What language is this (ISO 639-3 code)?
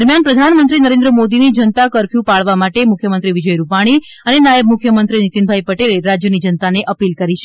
guj